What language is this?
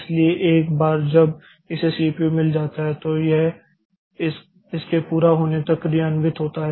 Hindi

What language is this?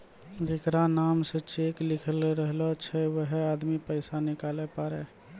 Maithili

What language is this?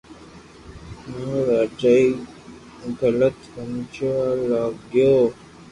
Loarki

